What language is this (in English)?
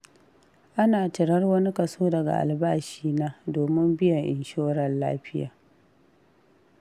Hausa